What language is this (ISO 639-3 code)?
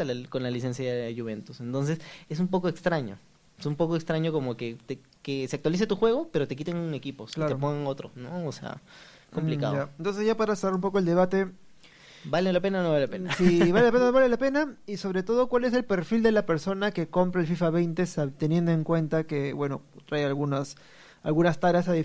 spa